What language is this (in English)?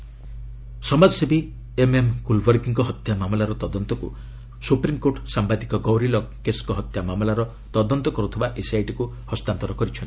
Odia